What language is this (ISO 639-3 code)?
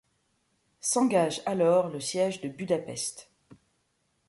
fra